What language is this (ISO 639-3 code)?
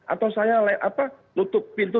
ind